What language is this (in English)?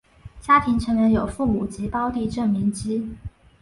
Chinese